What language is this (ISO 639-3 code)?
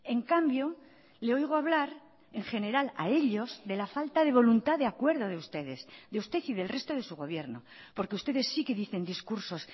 spa